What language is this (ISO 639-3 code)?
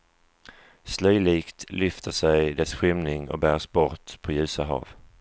swe